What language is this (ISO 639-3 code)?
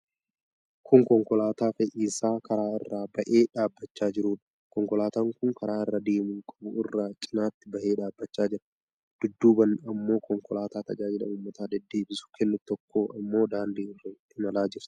orm